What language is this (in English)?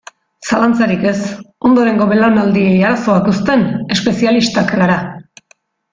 Basque